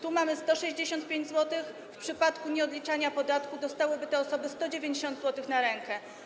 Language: Polish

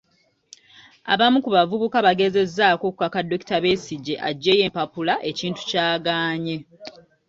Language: Ganda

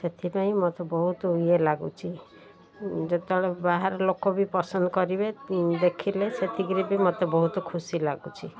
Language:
Odia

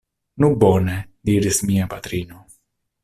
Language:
Esperanto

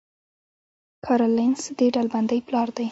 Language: Pashto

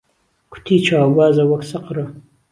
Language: Central Kurdish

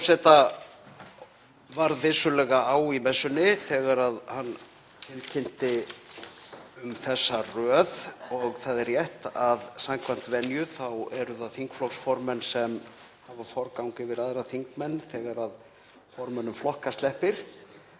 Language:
Icelandic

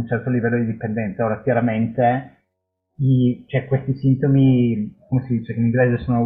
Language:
Italian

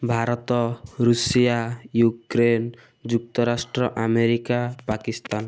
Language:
Odia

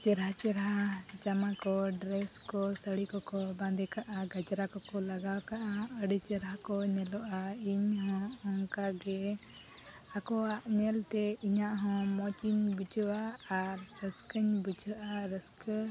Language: Santali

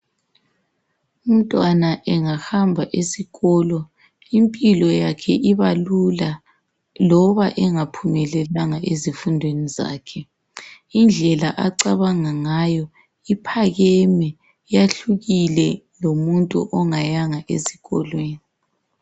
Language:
North Ndebele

